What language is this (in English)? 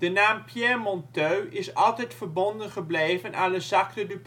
Dutch